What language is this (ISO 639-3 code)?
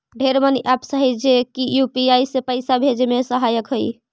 mag